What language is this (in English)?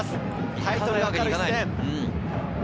Japanese